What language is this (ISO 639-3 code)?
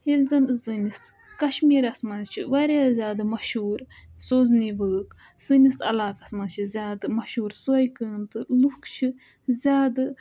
kas